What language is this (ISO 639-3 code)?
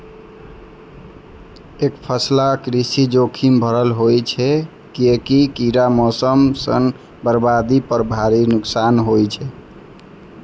mai